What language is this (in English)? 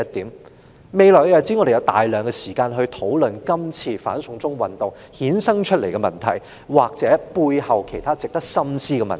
Cantonese